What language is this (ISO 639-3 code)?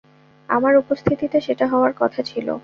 ben